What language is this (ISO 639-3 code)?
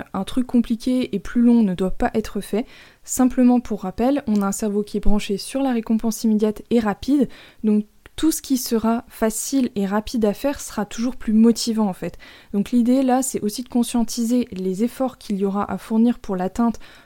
fra